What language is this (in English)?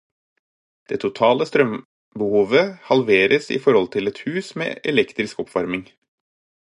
Norwegian Bokmål